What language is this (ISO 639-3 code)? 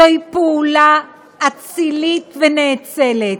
heb